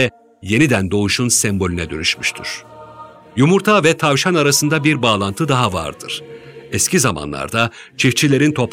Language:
Turkish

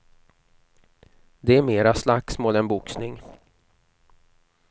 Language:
Swedish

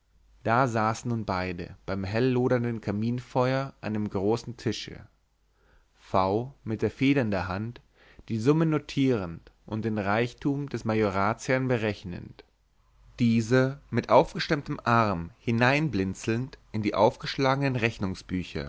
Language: German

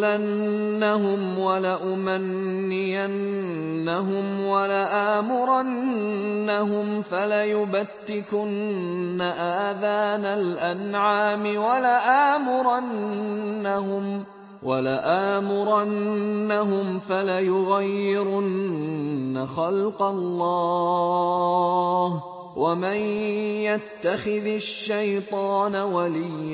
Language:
Arabic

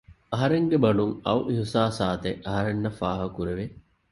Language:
Divehi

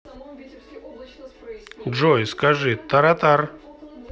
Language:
Russian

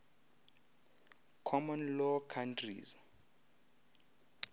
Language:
Xhosa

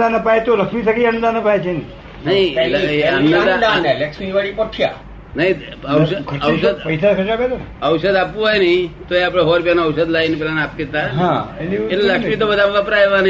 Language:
Gujarati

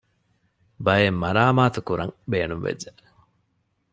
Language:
Divehi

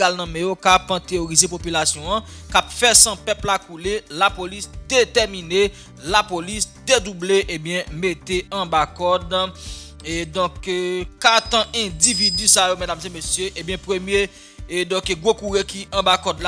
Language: French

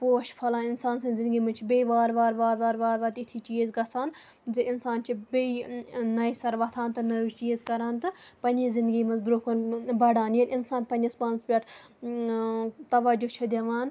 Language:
Kashmiri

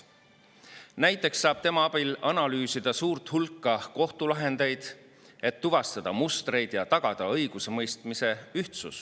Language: Estonian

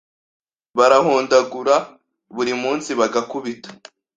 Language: Kinyarwanda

